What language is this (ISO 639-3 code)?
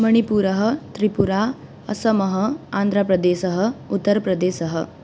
san